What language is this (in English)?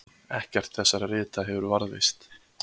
Icelandic